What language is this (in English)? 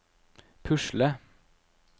Norwegian